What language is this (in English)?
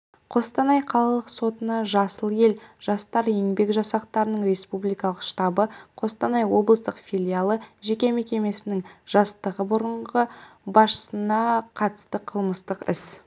Kazakh